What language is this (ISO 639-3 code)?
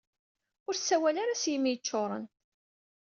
kab